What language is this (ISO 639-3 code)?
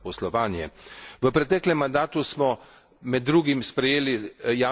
slv